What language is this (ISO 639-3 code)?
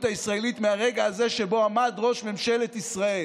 heb